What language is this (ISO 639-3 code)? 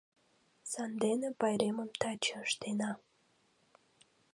chm